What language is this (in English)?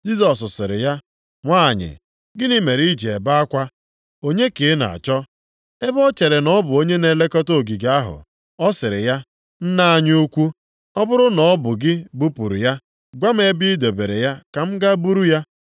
Igbo